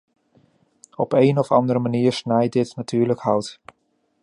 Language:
Dutch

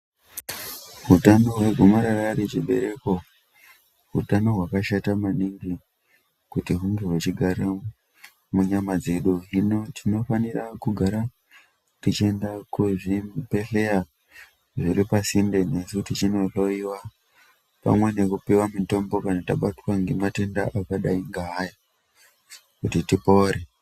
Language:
Ndau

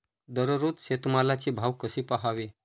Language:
Marathi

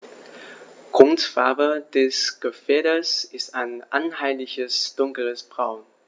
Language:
German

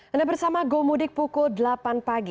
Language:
Indonesian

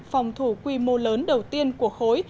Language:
Vietnamese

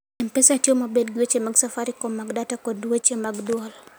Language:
Luo (Kenya and Tanzania)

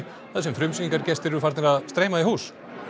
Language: Icelandic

